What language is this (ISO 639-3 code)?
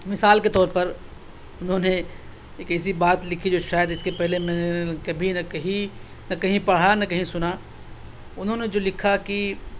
urd